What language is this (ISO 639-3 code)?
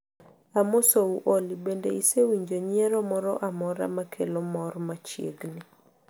luo